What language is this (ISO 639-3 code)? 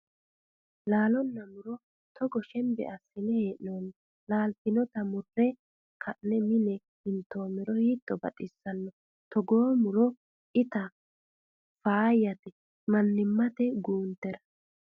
sid